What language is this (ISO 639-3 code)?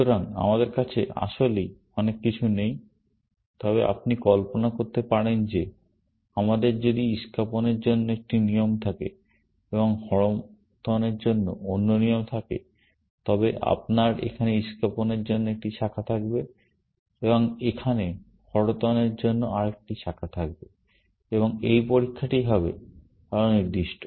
ben